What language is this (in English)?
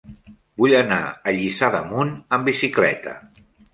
Catalan